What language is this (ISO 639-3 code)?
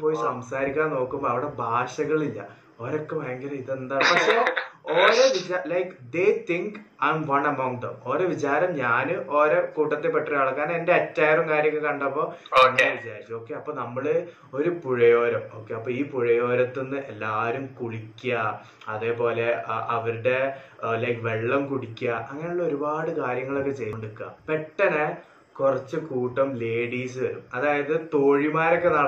mal